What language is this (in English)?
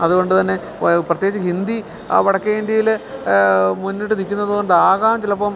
Malayalam